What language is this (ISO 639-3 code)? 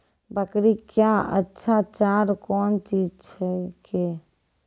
mai